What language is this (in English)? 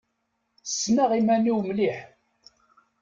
Kabyle